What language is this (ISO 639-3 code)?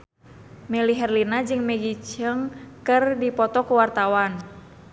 sun